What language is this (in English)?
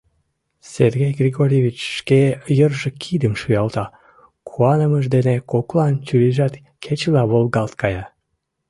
Mari